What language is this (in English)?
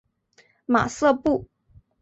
Chinese